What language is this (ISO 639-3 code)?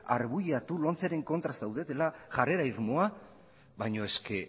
eus